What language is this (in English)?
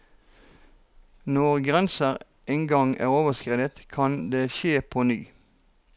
Norwegian